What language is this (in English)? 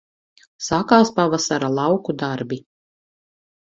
Latvian